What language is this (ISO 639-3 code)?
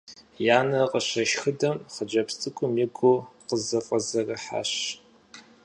kbd